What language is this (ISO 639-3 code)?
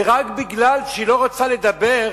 heb